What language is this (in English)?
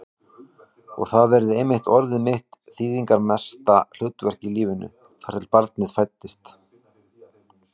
Icelandic